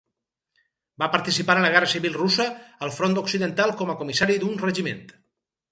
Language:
Catalan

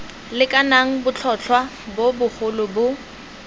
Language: Tswana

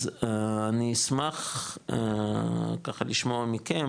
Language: Hebrew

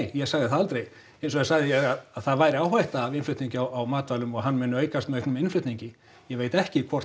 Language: Icelandic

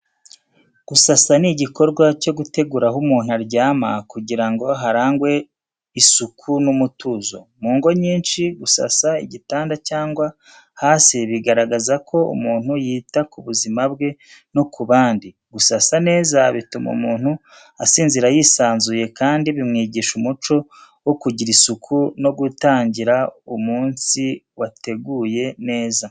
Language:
Kinyarwanda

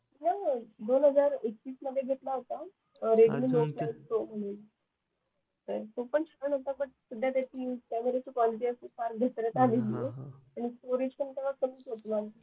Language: Marathi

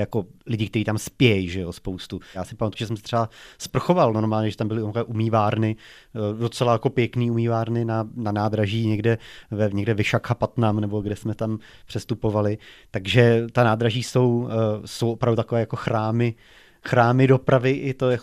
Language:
Czech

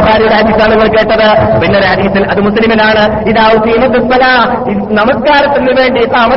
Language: Malayalam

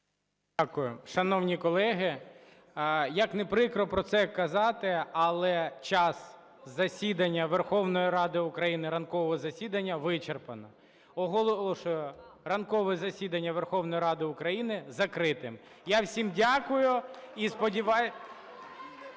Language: Ukrainian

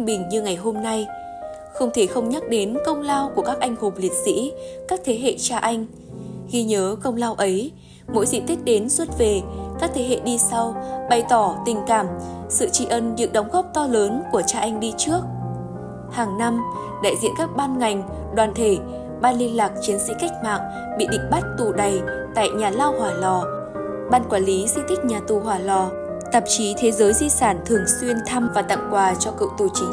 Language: Vietnamese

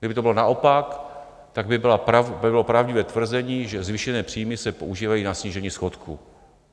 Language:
Czech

